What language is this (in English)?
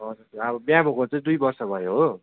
Nepali